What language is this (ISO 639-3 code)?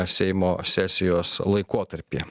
lit